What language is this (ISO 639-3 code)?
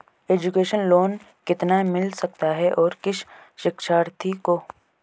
hin